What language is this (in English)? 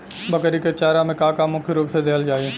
Bhojpuri